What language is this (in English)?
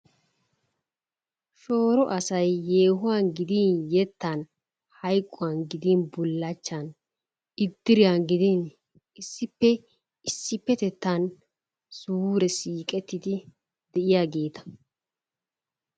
Wolaytta